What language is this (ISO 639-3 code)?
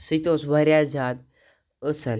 kas